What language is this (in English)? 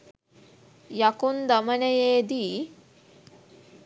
Sinhala